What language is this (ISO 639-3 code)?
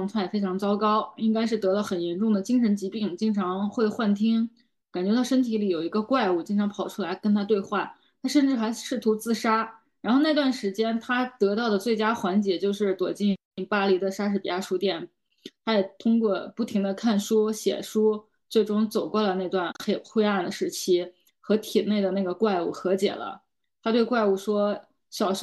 zho